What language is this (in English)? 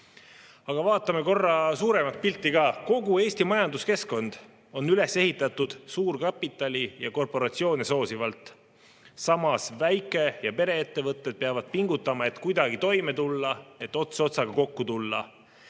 Estonian